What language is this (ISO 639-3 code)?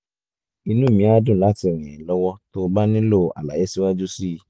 yor